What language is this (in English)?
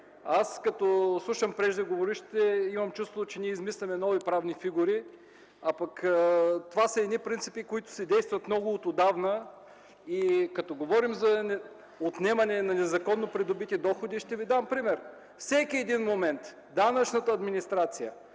Bulgarian